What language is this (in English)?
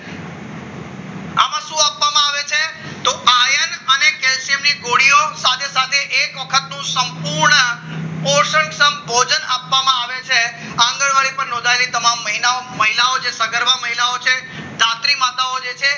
Gujarati